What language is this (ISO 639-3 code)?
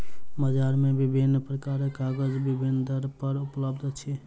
mai